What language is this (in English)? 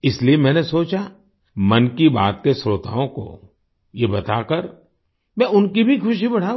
Hindi